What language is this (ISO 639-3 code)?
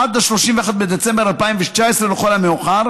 heb